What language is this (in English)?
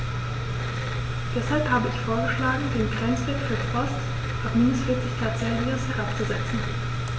German